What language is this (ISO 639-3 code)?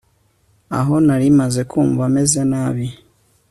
kin